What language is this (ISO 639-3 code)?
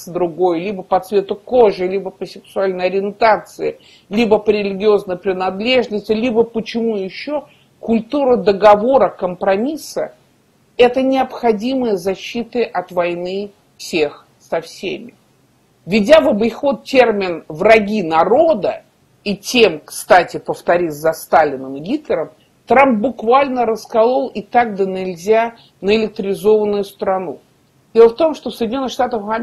rus